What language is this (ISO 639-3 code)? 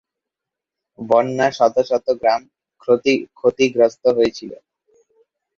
ben